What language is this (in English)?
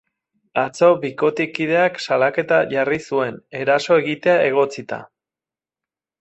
Basque